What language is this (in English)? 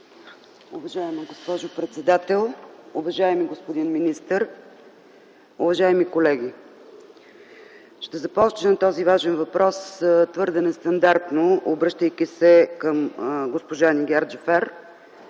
Bulgarian